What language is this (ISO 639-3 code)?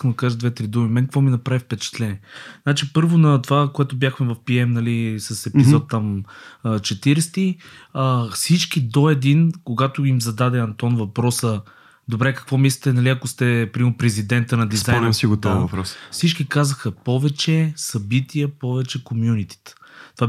bul